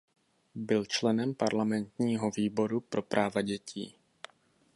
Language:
Czech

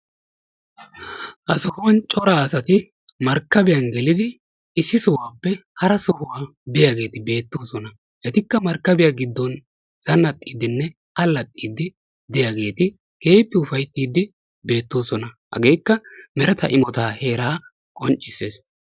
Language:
Wolaytta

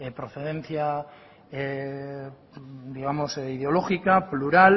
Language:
Spanish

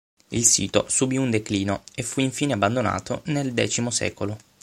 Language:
Italian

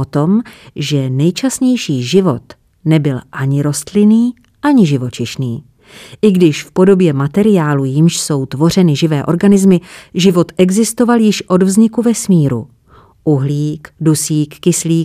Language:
Czech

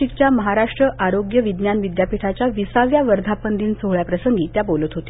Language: Marathi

